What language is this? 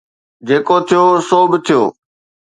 Sindhi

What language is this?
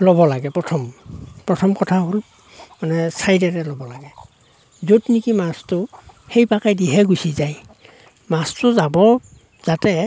Assamese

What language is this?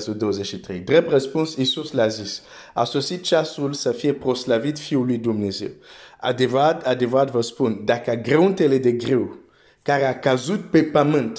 Romanian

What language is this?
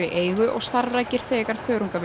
Icelandic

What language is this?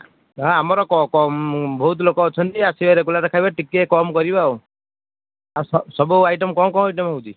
Odia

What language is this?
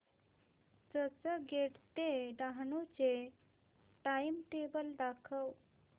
Marathi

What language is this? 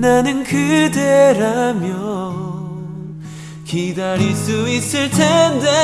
Korean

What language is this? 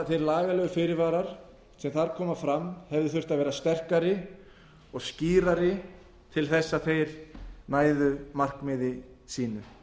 Icelandic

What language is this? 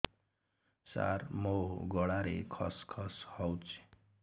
Odia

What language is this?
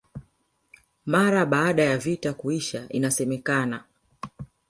Swahili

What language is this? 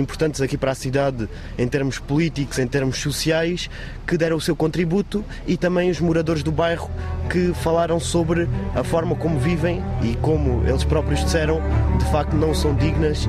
Portuguese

